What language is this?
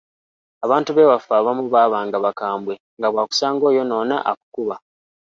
Ganda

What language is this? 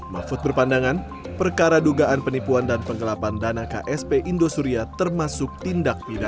Indonesian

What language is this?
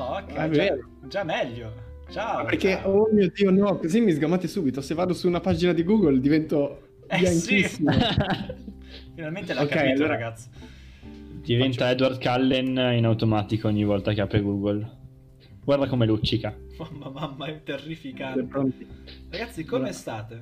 Italian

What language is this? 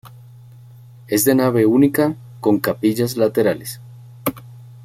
Spanish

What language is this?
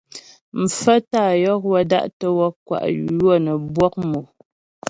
Ghomala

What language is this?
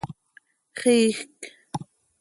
Seri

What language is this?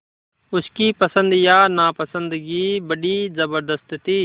Hindi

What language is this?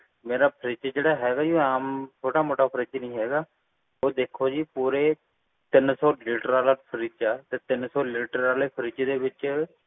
Punjabi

